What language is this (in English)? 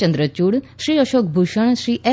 Gujarati